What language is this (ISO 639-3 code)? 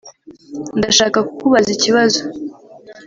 kin